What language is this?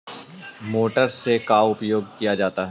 Magahi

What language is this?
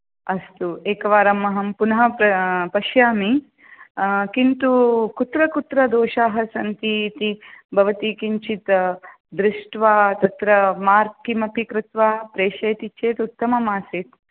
Sanskrit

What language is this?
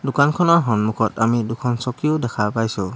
Assamese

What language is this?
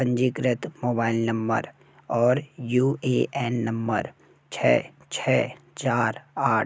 Hindi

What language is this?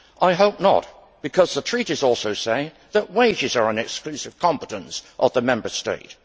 English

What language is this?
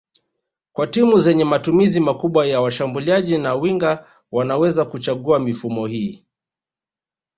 Swahili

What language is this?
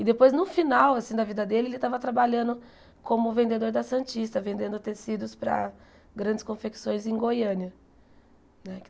Portuguese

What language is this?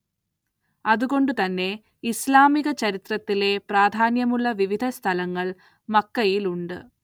Malayalam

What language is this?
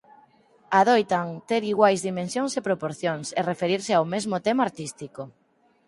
Galician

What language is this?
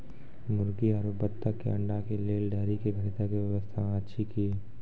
Maithili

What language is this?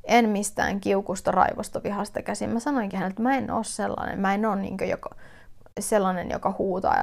Finnish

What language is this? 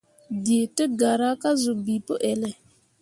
Mundang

